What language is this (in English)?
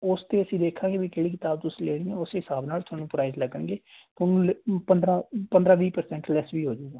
Punjabi